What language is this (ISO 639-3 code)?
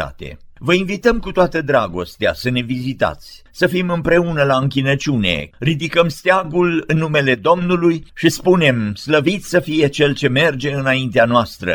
ron